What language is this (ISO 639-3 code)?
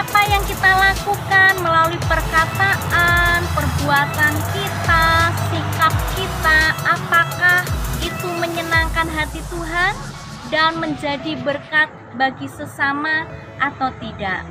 ind